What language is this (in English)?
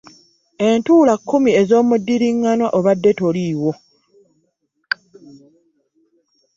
Ganda